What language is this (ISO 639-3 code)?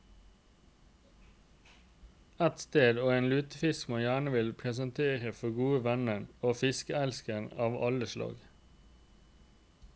nor